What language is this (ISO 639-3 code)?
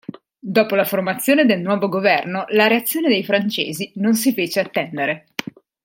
ita